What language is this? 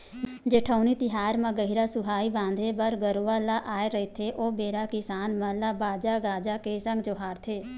Chhattisgarhi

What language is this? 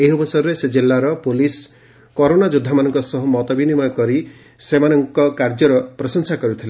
Odia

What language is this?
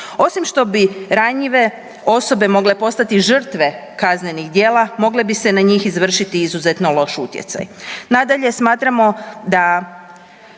Croatian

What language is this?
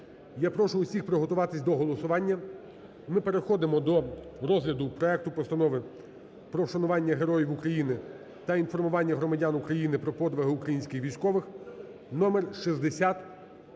Ukrainian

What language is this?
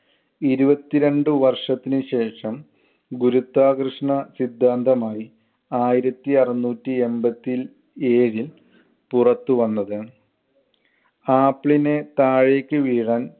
Malayalam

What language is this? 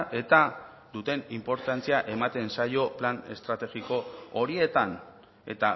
Basque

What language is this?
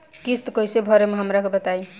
Bhojpuri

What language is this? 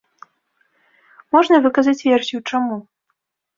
Belarusian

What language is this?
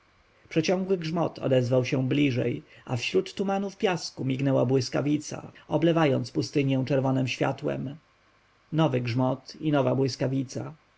Polish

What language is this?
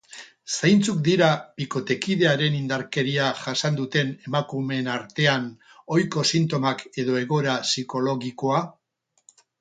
Basque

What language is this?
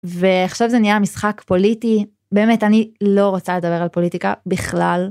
Hebrew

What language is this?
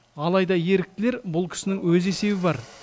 Kazakh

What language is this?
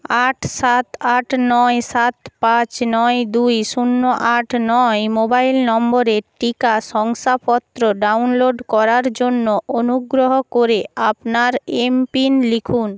Bangla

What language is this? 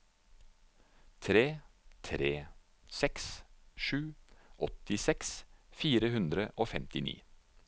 Norwegian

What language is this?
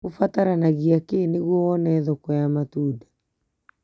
Kikuyu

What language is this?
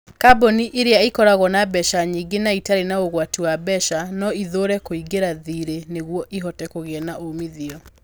Kikuyu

